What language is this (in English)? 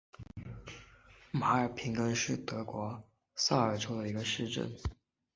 Chinese